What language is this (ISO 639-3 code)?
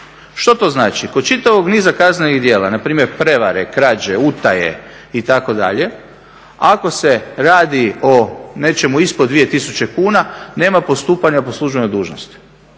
hrv